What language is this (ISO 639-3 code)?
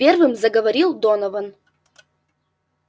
rus